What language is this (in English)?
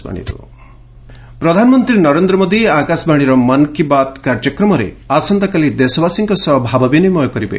Odia